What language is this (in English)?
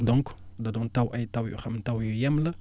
Wolof